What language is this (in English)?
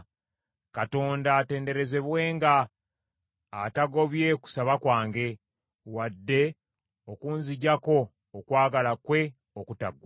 Ganda